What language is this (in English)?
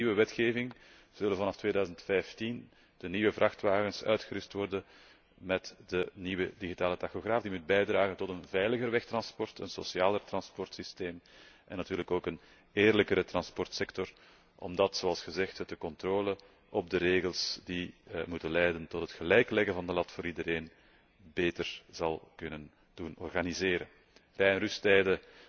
Dutch